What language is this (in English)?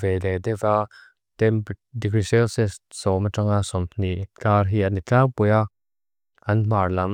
Mizo